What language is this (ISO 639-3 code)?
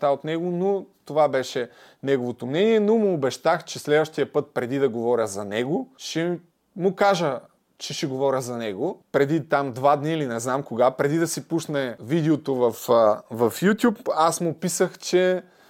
bul